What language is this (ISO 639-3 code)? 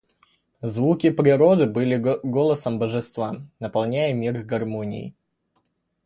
rus